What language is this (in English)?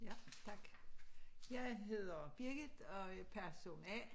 Danish